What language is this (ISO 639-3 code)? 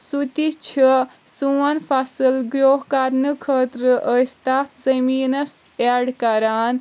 kas